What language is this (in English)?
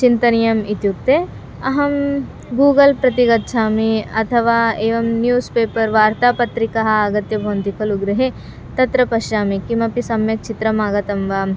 Sanskrit